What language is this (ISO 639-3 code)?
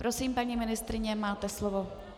ces